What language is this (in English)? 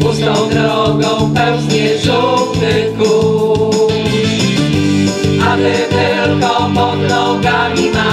Polish